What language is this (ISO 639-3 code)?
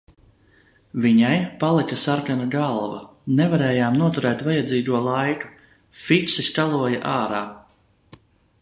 lav